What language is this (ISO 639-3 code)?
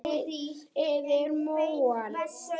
isl